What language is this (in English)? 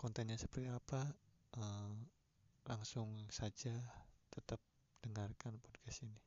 Indonesian